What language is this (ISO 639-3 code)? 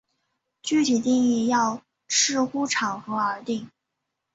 zho